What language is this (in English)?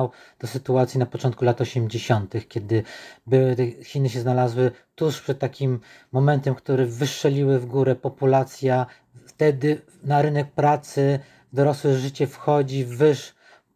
Polish